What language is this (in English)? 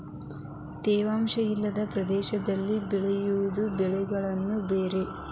Kannada